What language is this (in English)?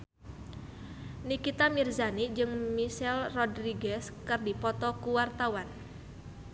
Sundanese